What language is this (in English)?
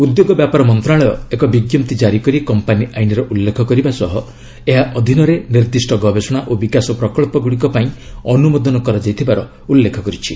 Odia